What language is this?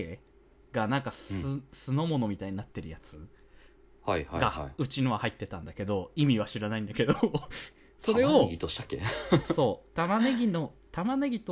Japanese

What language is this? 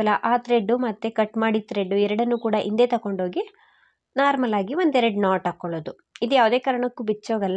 Kannada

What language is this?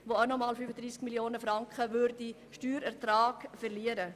Swiss German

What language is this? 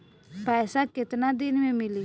Bhojpuri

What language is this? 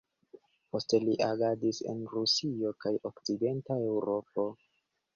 Esperanto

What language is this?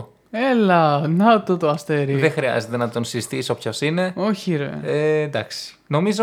Greek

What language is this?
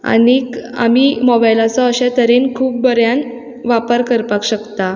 Konkani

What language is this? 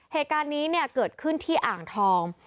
Thai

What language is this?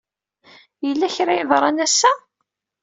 Kabyle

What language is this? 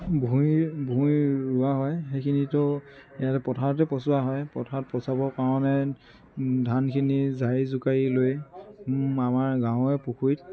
Assamese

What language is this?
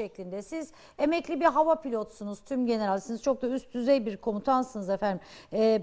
Turkish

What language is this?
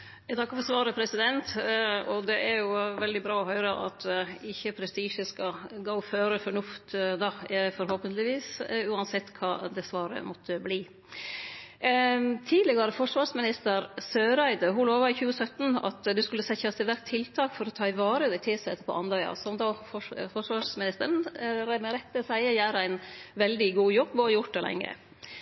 Norwegian Nynorsk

